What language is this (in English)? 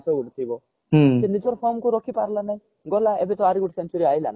Odia